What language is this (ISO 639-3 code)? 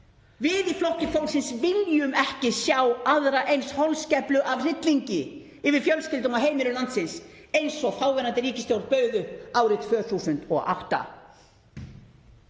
isl